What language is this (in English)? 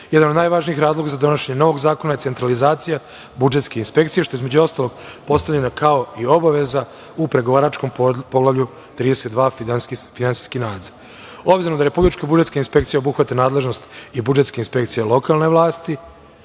Serbian